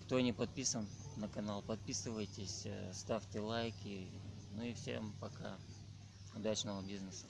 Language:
Russian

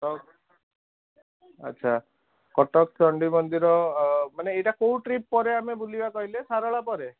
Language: Odia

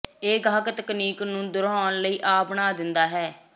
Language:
Punjabi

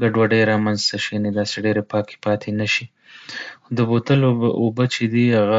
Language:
Pashto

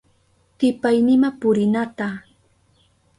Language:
Southern Pastaza Quechua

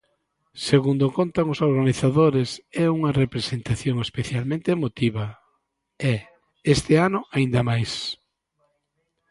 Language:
Galician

